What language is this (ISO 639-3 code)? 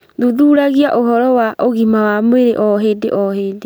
kik